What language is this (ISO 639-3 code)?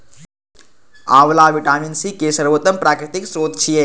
mai